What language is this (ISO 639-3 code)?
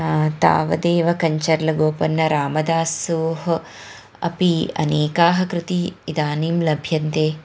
san